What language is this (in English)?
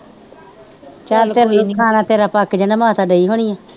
Punjabi